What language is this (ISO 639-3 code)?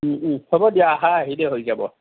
asm